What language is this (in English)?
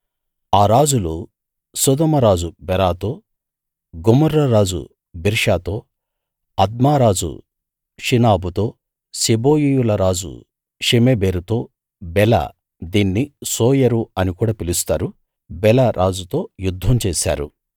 Telugu